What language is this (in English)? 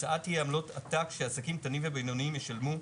Hebrew